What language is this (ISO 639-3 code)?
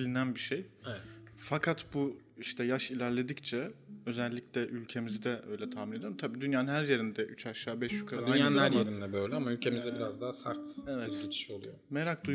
tur